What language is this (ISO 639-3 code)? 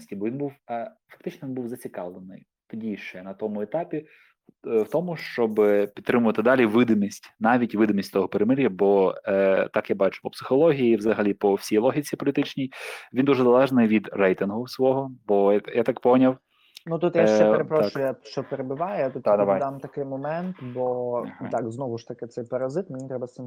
ukr